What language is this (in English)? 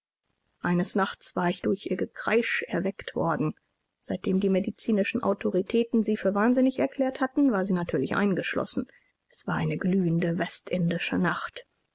German